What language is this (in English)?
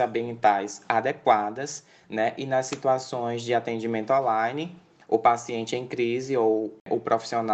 Portuguese